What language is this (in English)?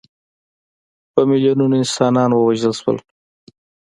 Pashto